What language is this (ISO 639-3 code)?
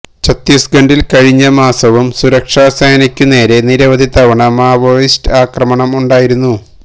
mal